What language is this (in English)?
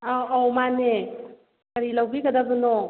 Manipuri